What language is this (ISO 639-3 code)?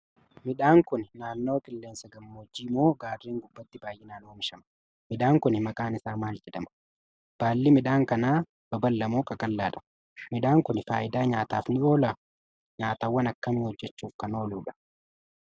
orm